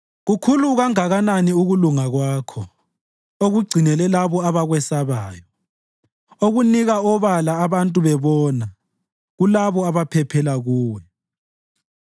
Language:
North Ndebele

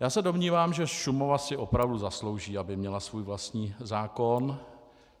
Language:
Czech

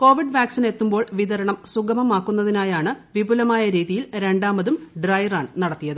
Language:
Malayalam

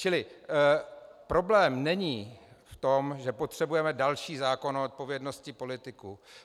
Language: Czech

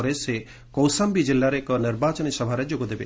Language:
Odia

